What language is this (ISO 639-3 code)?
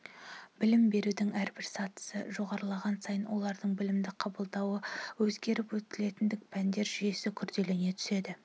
kaz